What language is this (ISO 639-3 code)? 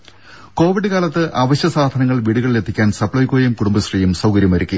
mal